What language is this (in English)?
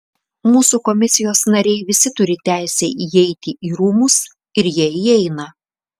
Lithuanian